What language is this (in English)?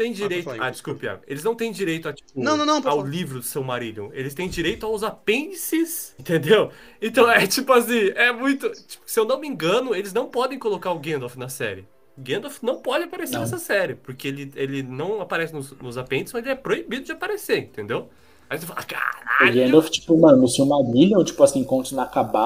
Portuguese